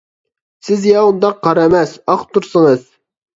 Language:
Uyghur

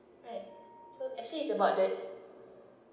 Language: English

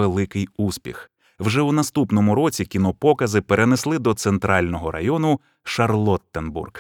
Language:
Ukrainian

